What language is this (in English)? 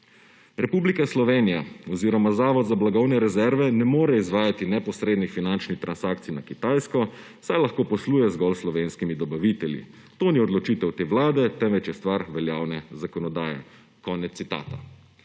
Slovenian